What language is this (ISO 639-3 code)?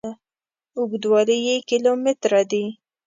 pus